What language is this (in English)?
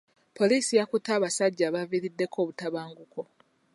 Ganda